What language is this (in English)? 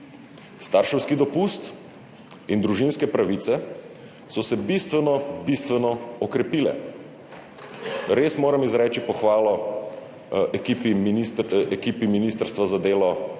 Slovenian